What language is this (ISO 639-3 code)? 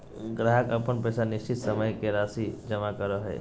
mag